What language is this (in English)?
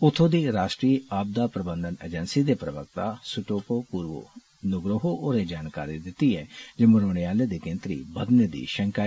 Dogri